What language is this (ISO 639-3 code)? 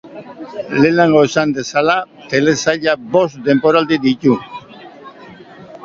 eus